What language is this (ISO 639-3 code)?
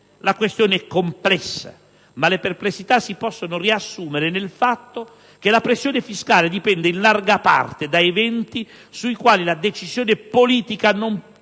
ita